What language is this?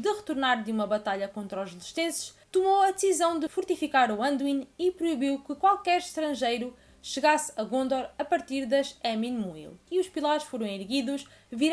Portuguese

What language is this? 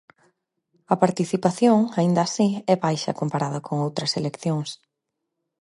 Galician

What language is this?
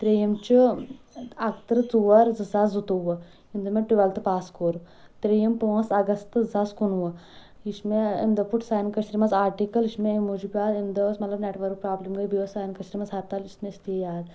Kashmiri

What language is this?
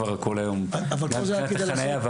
Hebrew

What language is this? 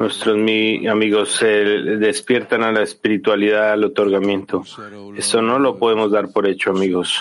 Spanish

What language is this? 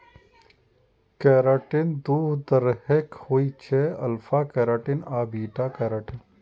Maithili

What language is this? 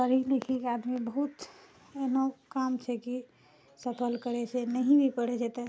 Maithili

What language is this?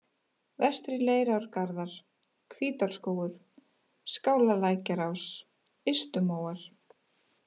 Icelandic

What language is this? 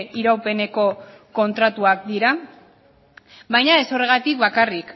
Basque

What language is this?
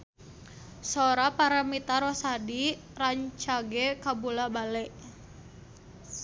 Sundanese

